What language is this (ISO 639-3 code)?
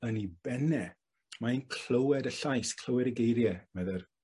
cym